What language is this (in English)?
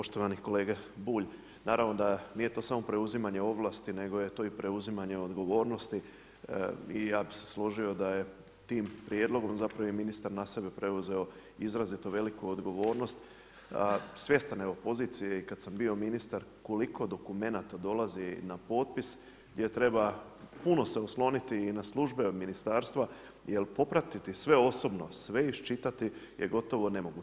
Croatian